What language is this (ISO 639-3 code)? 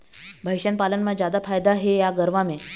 hne